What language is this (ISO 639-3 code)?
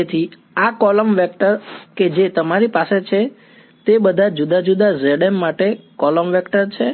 guj